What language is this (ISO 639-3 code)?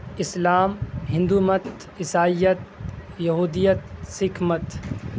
urd